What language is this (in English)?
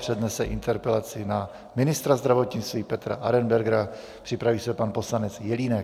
Czech